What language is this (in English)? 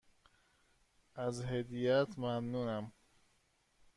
Persian